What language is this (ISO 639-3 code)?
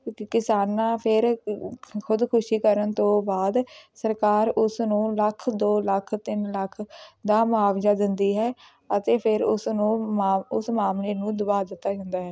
pan